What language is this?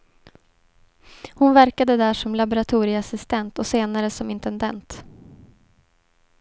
Swedish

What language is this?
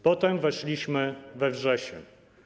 Polish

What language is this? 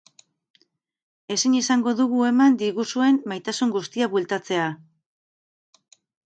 Basque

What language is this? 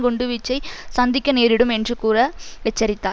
Tamil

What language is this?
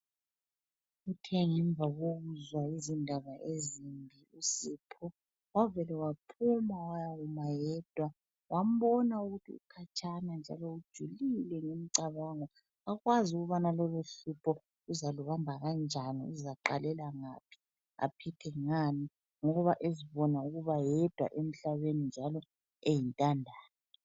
North Ndebele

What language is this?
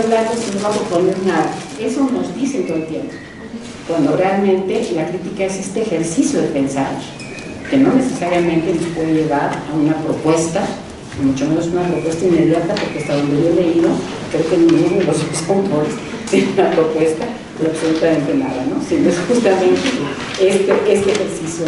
Spanish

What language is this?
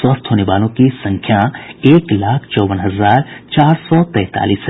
Hindi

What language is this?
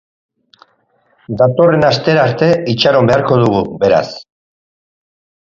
Basque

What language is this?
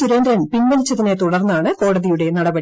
Malayalam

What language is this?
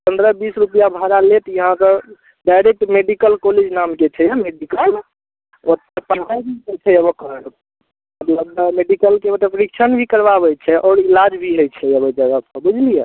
Maithili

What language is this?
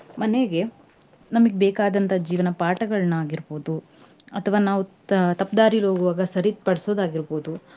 Kannada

